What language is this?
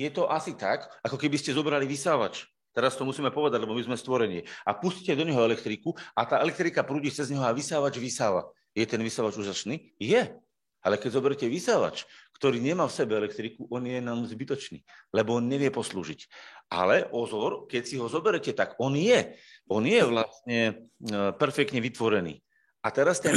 Slovak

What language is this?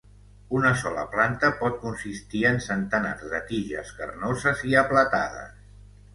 Catalan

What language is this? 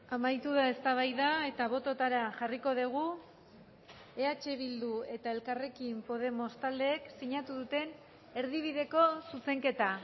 Basque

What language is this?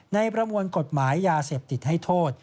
Thai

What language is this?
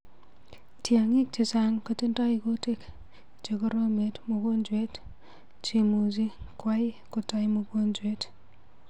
Kalenjin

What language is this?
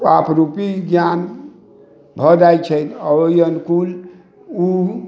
Maithili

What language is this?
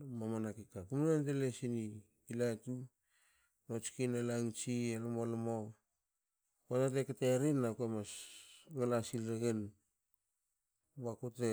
Hakö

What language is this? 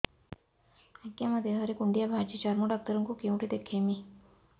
Odia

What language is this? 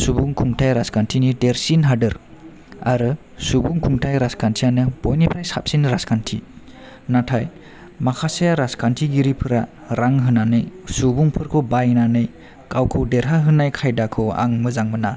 Bodo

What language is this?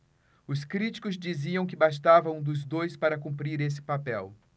Portuguese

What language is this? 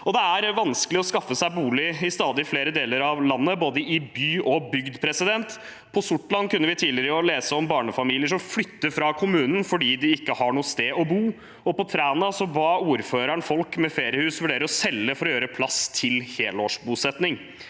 Norwegian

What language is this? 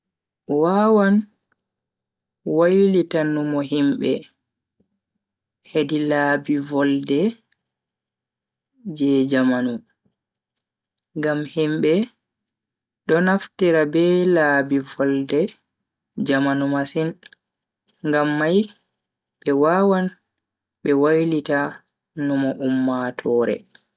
Bagirmi Fulfulde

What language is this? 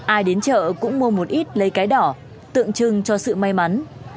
Vietnamese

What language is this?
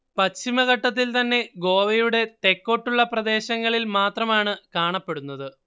Malayalam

